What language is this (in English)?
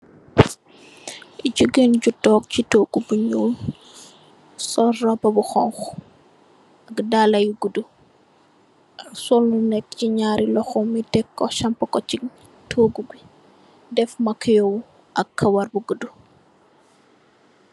Wolof